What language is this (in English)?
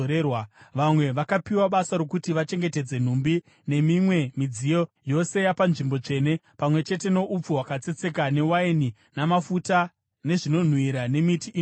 Shona